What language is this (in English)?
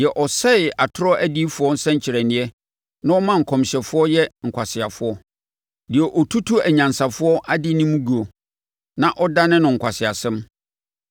Akan